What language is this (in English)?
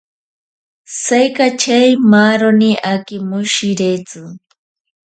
Ashéninka Perené